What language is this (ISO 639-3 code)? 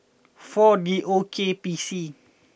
eng